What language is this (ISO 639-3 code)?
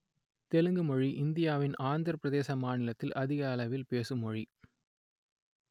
tam